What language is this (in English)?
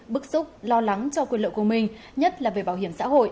Vietnamese